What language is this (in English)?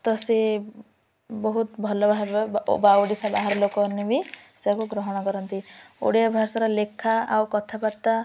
Odia